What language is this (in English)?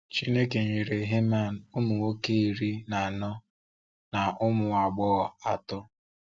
Igbo